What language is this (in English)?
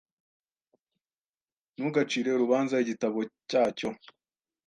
Kinyarwanda